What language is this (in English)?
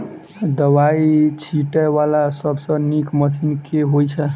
Maithili